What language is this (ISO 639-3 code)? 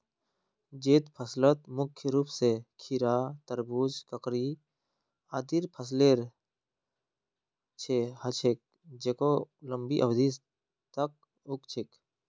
mag